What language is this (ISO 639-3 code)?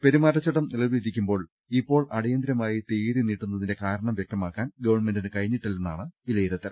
mal